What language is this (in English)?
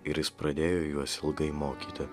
Lithuanian